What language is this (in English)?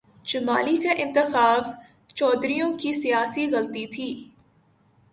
Urdu